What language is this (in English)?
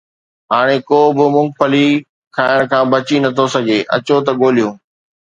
Sindhi